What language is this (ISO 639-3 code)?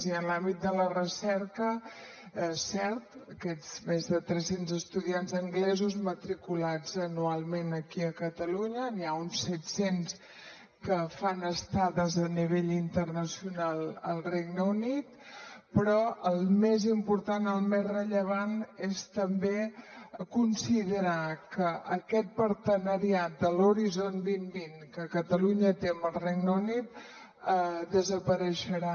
cat